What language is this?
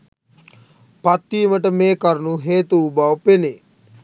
Sinhala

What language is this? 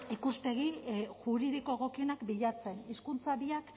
Basque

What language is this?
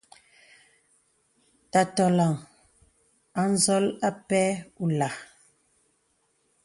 Bebele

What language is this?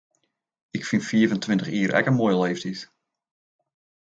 Western Frisian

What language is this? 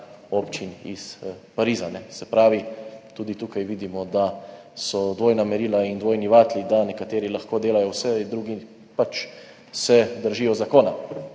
Slovenian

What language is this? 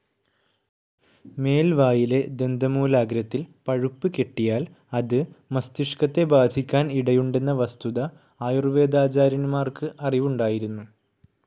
Malayalam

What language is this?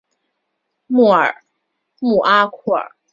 Chinese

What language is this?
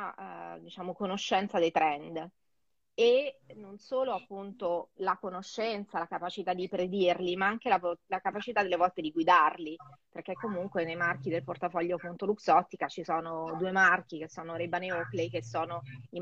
Italian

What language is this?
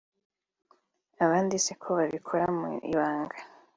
Kinyarwanda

